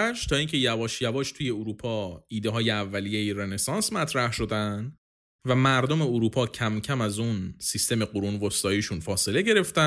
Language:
Persian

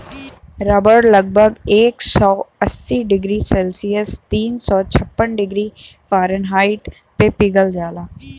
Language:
Bhojpuri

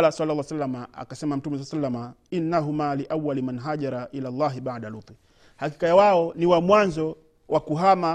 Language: Swahili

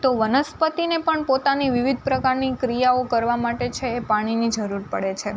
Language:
Gujarati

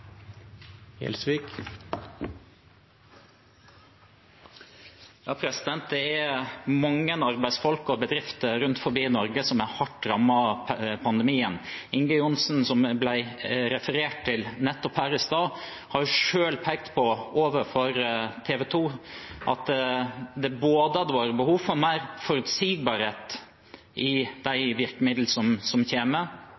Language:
Norwegian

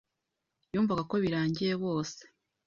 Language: Kinyarwanda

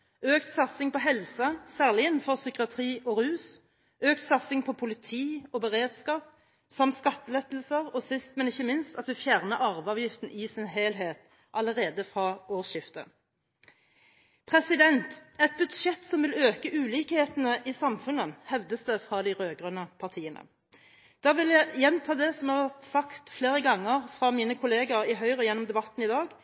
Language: Norwegian Bokmål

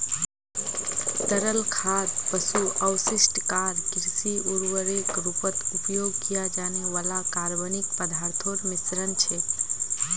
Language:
Magahi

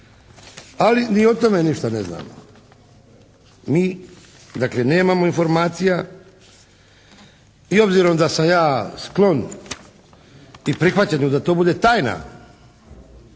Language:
Croatian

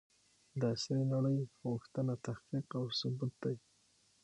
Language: Pashto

